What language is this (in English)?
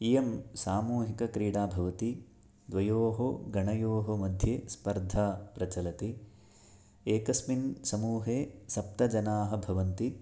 Sanskrit